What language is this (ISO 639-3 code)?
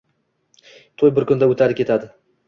uzb